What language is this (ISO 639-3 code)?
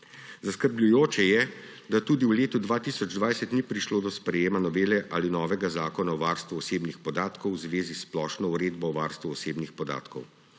slv